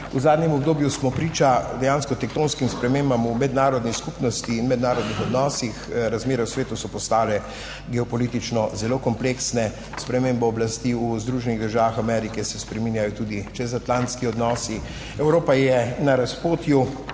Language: Slovenian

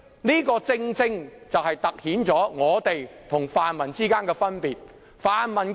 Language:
Cantonese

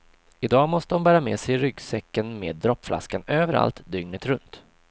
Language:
Swedish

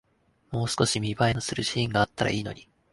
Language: Japanese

